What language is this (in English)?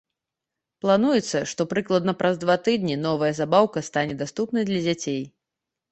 Belarusian